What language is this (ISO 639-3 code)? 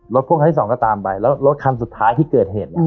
tha